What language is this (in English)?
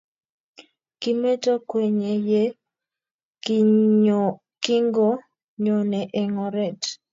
Kalenjin